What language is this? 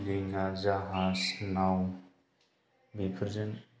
Bodo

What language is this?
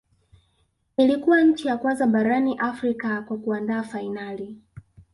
Swahili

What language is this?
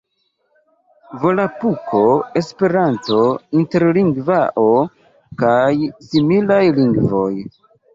Esperanto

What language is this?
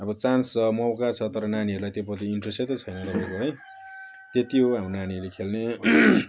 Nepali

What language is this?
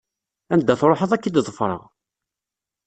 Kabyle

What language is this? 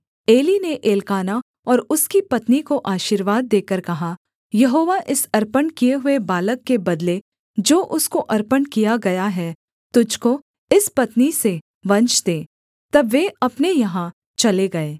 Hindi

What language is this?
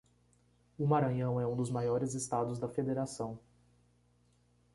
Portuguese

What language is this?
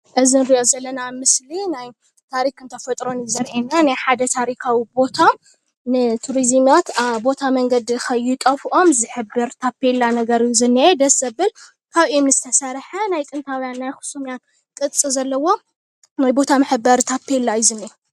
Tigrinya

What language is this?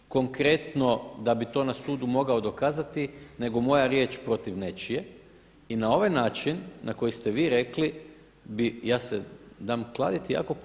Croatian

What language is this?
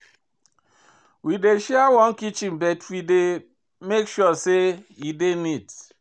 Nigerian Pidgin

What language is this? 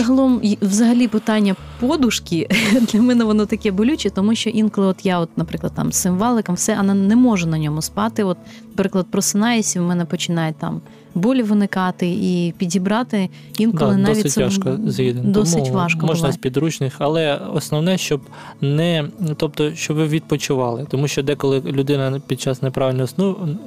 Ukrainian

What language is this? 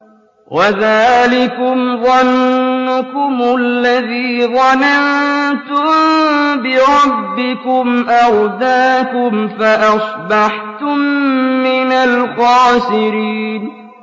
Arabic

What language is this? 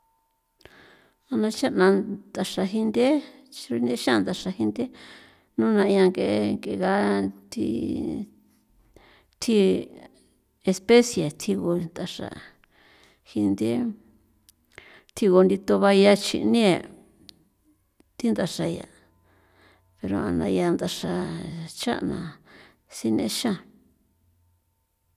San Felipe Otlaltepec Popoloca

